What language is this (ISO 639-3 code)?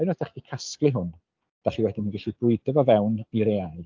cym